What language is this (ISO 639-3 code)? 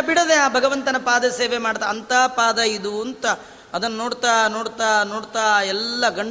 kan